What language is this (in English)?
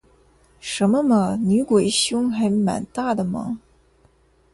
Chinese